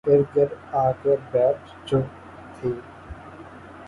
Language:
Urdu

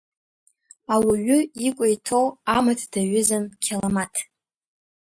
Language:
Abkhazian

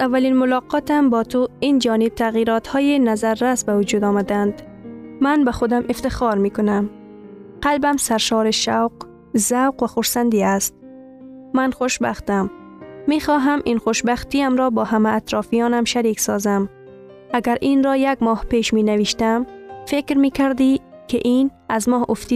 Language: Persian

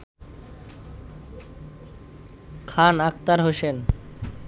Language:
Bangla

